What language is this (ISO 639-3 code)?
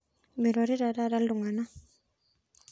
mas